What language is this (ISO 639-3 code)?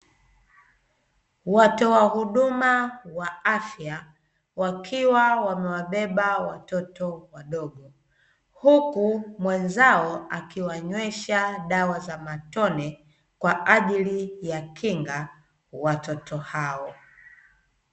swa